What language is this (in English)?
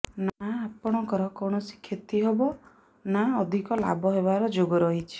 Odia